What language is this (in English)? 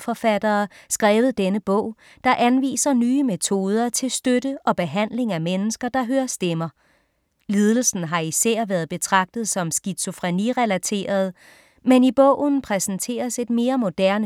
Danish